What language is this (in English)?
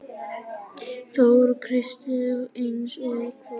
Icelandic